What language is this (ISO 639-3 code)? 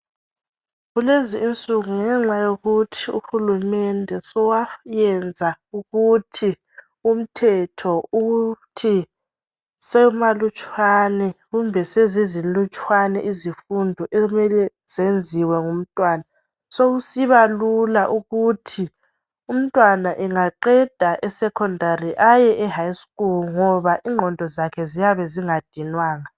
nde